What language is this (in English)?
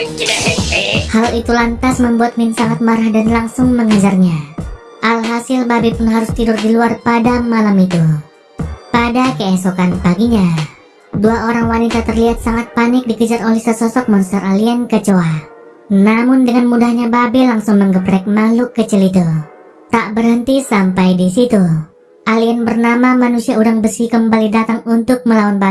Indonesian